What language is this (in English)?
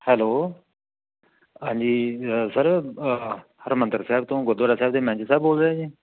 Punjabi